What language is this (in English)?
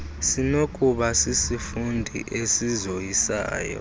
Xhosa